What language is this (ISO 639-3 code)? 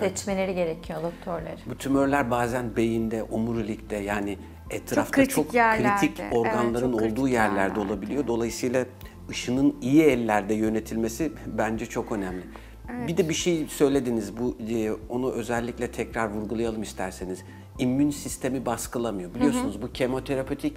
tur